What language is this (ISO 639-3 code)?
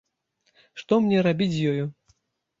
bel